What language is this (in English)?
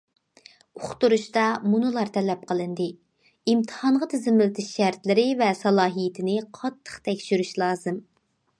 Uyghur